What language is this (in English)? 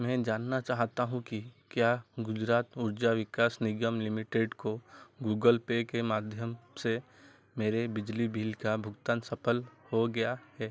Hindi